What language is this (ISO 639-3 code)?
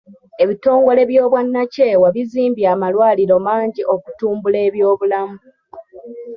lug